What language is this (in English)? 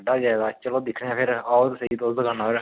Dogri